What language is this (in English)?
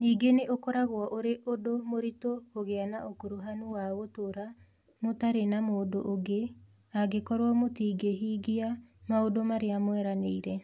Kikuyu